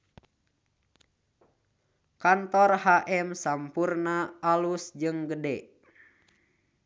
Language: Sundanese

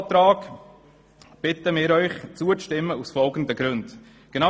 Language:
Swiss German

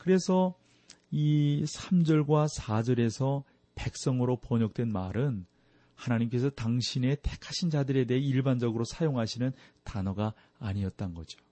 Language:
Korean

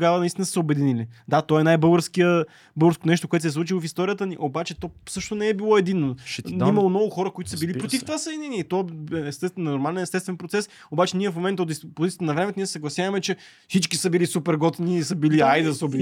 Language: Bulgarian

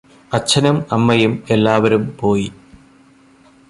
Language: Malayalam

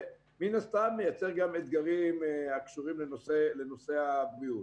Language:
Hebrew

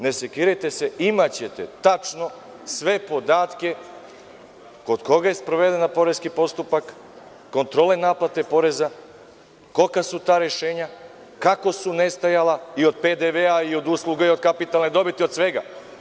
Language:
Serbian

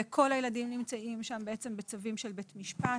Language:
Hebrew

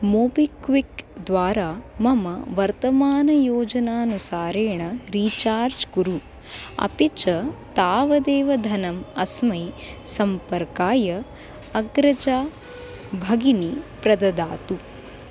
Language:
Sanskrit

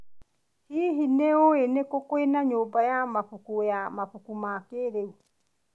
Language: Kikuyu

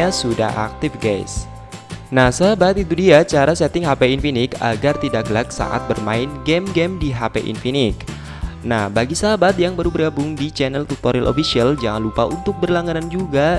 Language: Indonesian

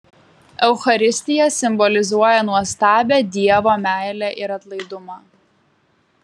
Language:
Lithuanian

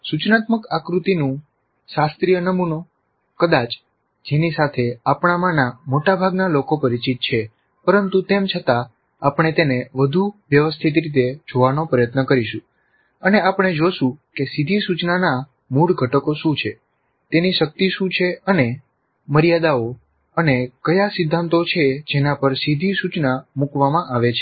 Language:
Gujarati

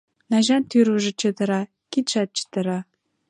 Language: Mari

